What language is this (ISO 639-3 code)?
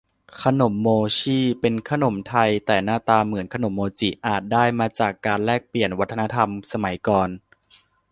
tha